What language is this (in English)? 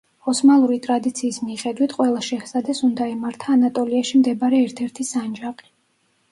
Georgian